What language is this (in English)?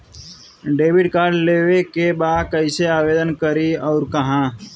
Bhojpuri